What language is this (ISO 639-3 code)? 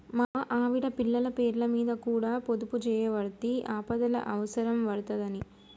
tel